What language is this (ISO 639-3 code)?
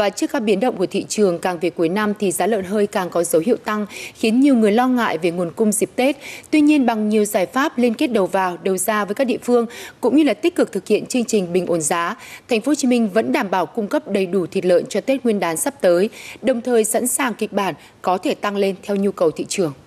vie